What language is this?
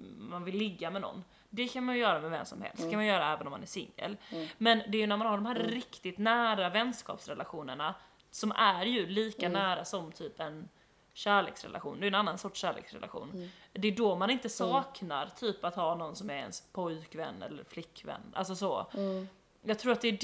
Swedish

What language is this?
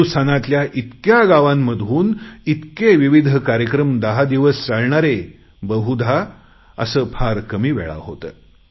Marathi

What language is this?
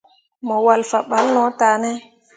Mundang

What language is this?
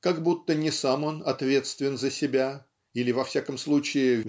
Russian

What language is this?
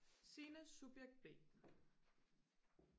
Danish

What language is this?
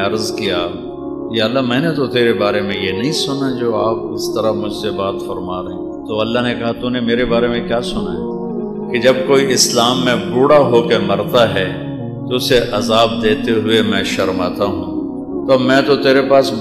Hindi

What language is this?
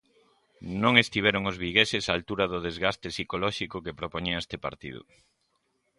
Galician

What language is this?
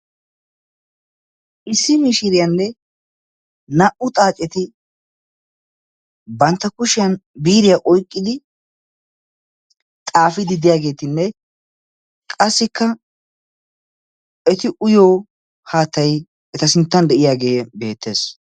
Wolaytta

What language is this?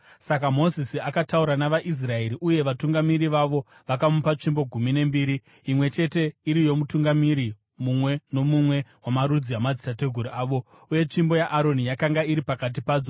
Shona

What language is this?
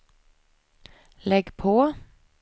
Swedish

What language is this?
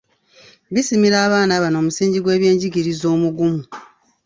Ganda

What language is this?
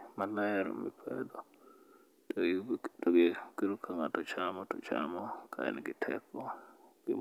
Luo (Kenya and Tanzania)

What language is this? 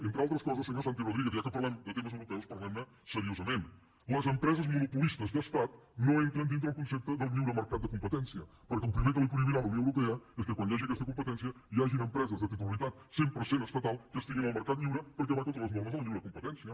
Catalan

